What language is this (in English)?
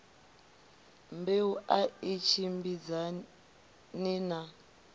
Venda